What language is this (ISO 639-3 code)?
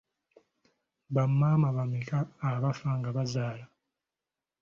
lug